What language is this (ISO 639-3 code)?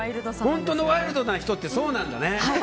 jpn